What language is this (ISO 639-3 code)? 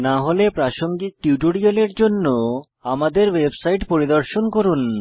ben